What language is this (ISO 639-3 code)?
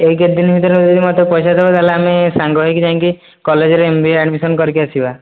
ori